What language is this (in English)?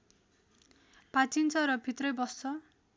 Nepali